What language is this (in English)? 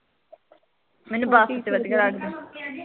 Punjabi